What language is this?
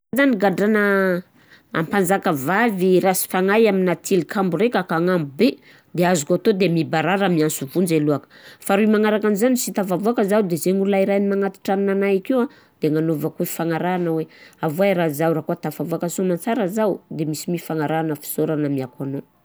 Southern Betsimisaraka Malagasy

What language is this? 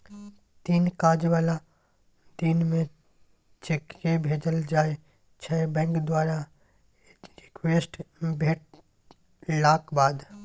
Maithili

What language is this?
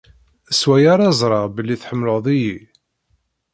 Kabyle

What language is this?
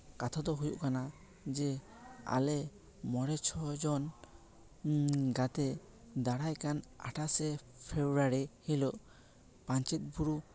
Santali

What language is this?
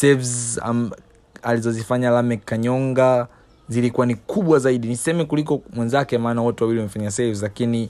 Swahili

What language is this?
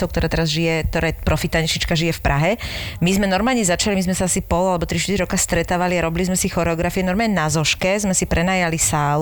Slovak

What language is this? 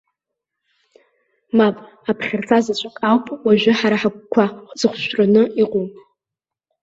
Abkhazian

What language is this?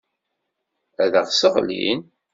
Kabyle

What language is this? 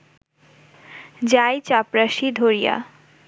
Bangla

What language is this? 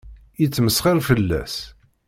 Kabyle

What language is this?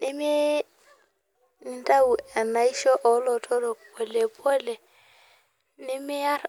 Masai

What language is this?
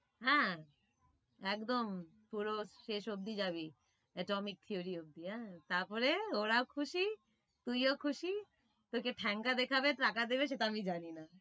Bangla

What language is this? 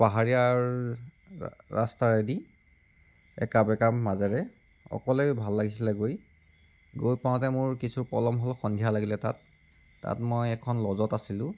Assamese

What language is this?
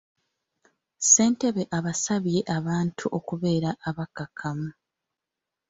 Ganda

